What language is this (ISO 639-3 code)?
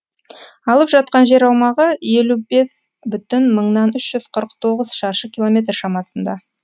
kaz